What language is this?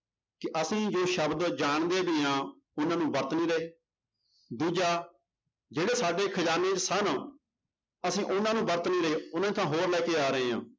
Punjabi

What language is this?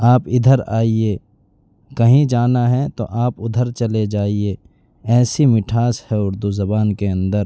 Urdu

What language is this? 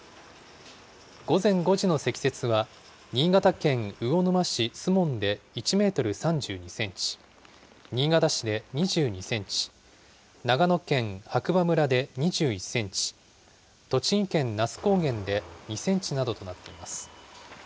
Japanese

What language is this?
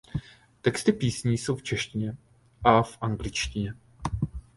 Czech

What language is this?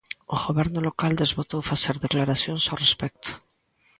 Galician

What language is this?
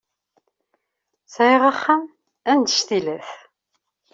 Kabyle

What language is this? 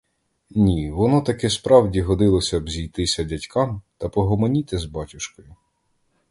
Ukrainian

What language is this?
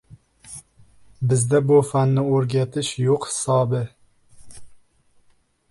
Uzbek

